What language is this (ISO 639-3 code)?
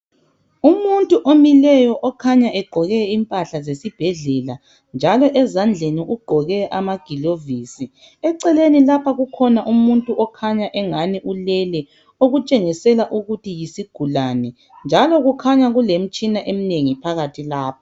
nde